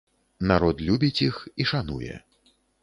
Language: Belarusian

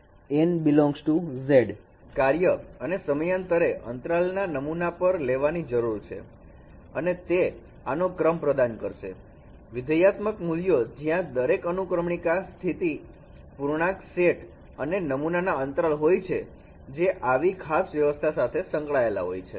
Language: Gujarati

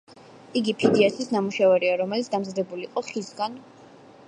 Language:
Georgian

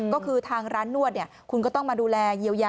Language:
Thai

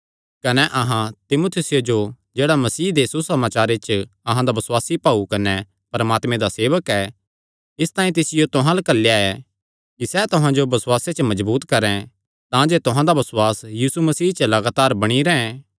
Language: Kangri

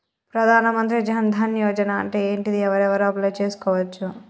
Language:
Telugu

